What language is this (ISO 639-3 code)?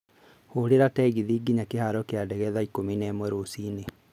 kik